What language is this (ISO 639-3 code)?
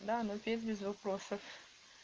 rus